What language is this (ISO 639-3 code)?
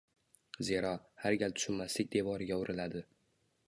uzb